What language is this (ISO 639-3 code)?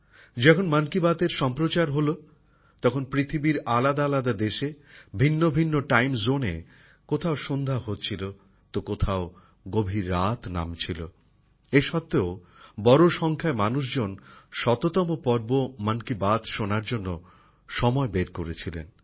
ben